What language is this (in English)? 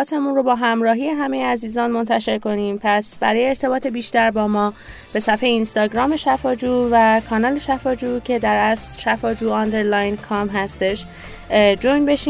Persian